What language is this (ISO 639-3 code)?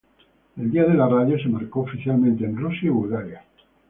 spa